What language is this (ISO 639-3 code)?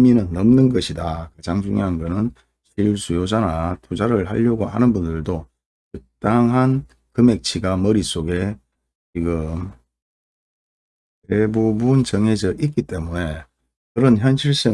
kor